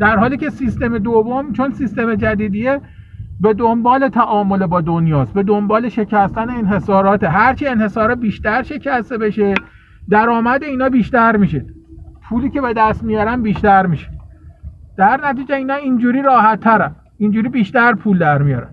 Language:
Persian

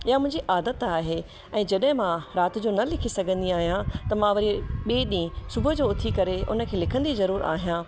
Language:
Sindhi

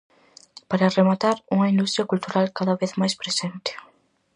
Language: Galician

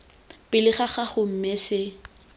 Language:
Tswana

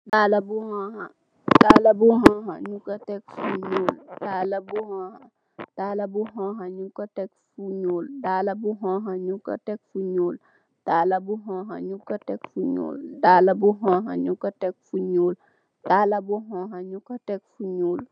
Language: Wolof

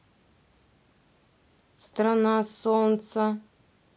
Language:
Russian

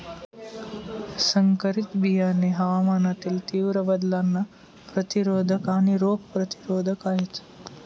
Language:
Marathi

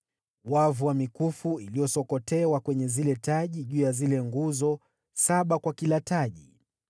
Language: Swahili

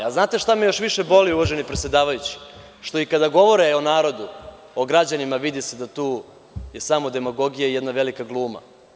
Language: Serbian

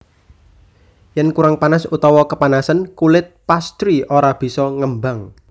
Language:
Javanese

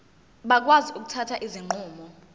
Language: Zulu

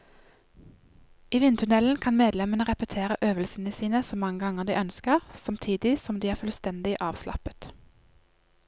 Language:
Norwegian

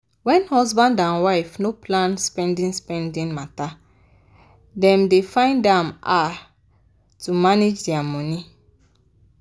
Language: Nigerian Pidgin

